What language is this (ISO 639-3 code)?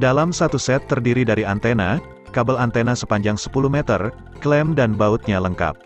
ind